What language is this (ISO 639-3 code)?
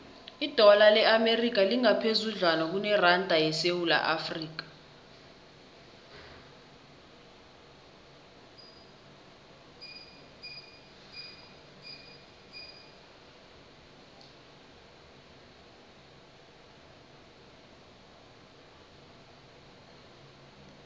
nbl